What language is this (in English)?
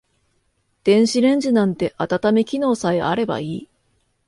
Japanese